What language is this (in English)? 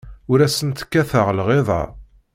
Kabyle